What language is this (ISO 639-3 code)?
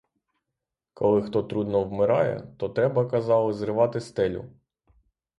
ukr